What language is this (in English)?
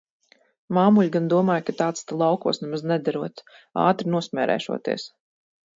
Latvian